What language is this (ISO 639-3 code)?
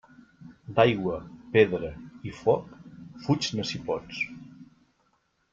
cat